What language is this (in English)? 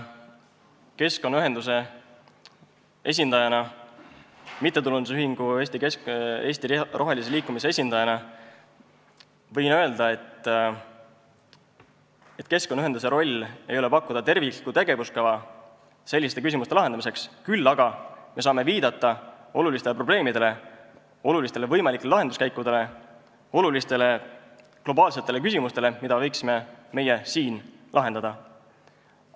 Estonian